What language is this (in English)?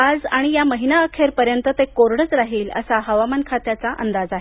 Marathi